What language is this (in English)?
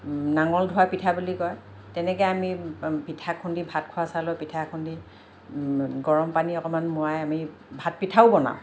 Assamese